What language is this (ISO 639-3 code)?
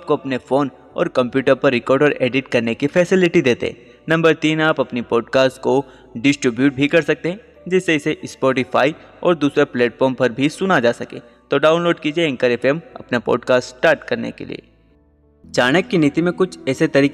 hin